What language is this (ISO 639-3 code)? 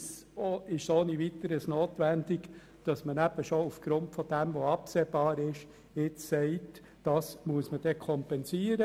gsw